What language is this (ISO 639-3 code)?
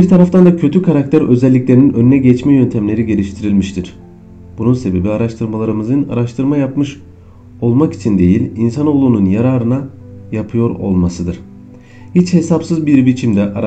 tur